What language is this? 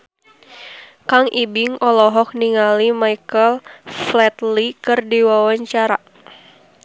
Sundanese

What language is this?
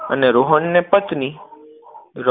Gujarati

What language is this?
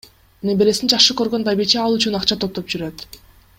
Kyrgyz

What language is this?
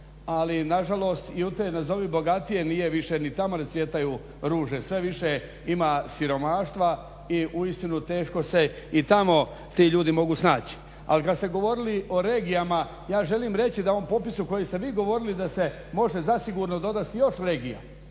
Croatian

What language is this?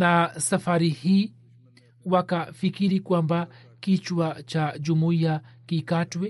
Swahili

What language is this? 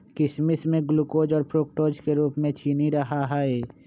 Magahi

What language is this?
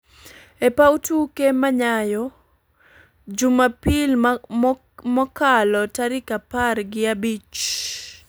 Luo (Kenya and Tanzania)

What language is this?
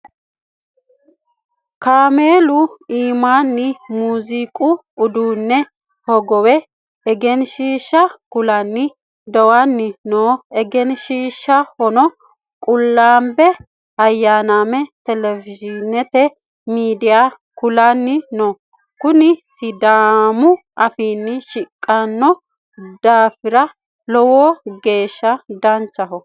Sidamo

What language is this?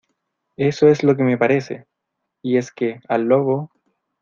Spanish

